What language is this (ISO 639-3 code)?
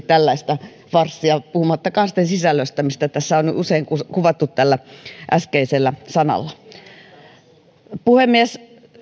fin